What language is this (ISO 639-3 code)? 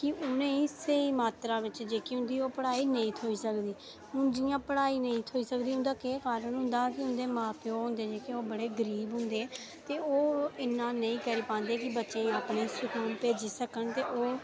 doi